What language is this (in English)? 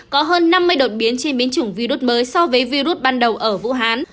Vietnamese